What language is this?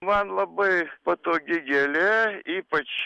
Lithuanian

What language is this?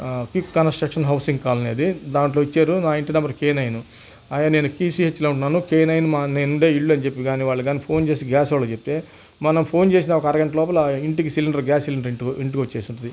Telugu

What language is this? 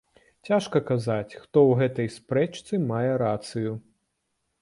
Belarusian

